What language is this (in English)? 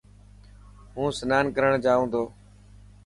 Dhatki